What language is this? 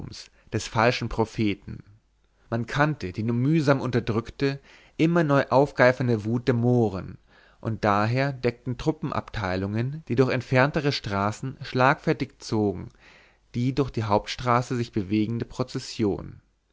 German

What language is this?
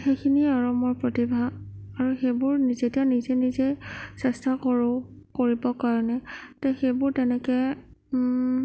Assamese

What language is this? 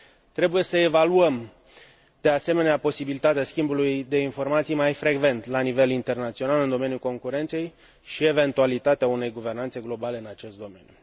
Romanian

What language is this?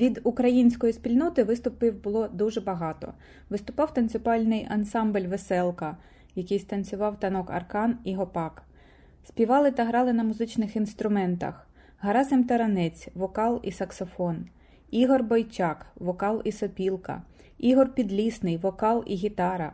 Ukrainian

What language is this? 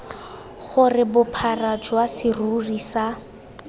Tswana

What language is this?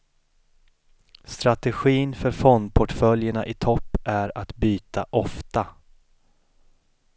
Swedish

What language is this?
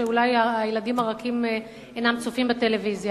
Hebrew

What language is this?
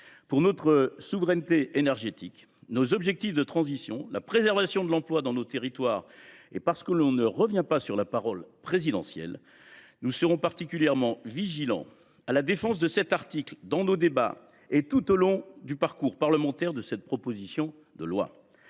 French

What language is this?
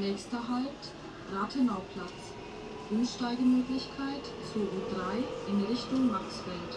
German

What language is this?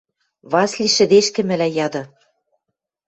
Western Mari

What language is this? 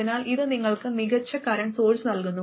Malayalam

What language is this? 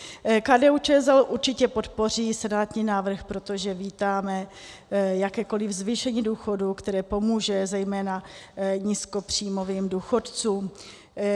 Czech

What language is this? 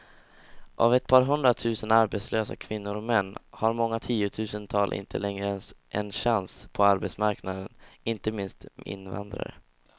Swedish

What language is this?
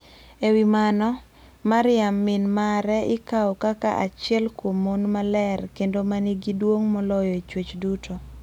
Luo (Kenya and Tanzania)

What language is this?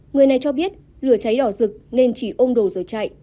Vietnamese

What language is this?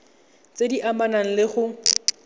Tswana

